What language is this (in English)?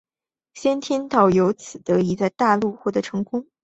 Chinese